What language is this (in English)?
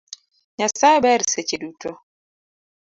Luo (Kenya and Tanzania)